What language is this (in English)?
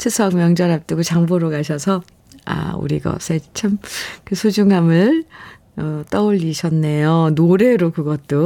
Korean